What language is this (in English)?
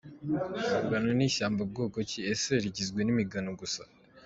Kinyarwanda